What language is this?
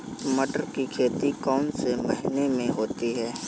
Hindi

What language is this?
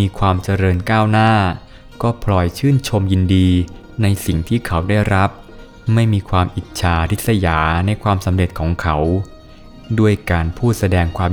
Thai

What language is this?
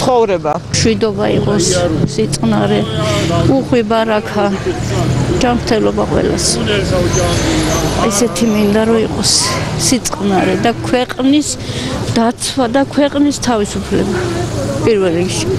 Romanian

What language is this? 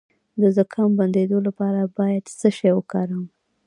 Pashto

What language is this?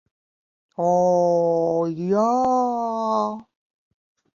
Latvian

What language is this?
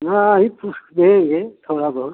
Hindi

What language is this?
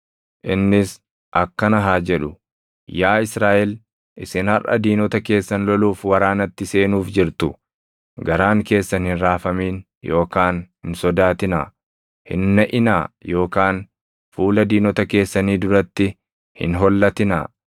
Oromo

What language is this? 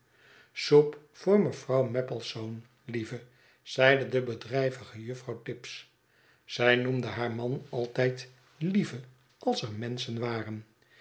Dutch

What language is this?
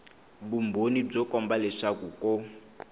Tsonga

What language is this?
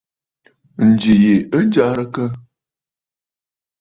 Bafut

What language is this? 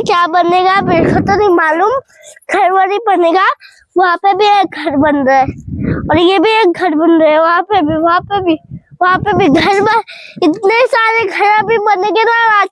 Hindi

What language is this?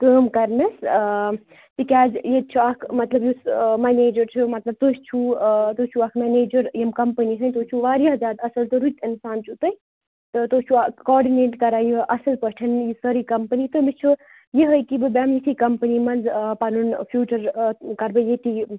Kashmiri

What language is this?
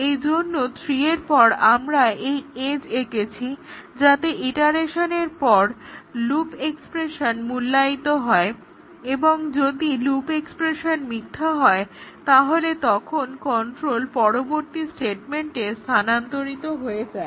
Bangla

